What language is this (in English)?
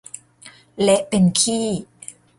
Thai